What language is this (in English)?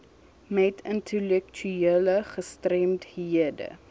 Afrikaans